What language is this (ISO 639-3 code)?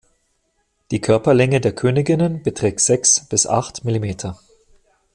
deu